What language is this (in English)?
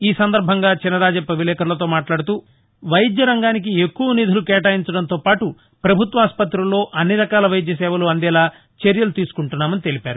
Telugu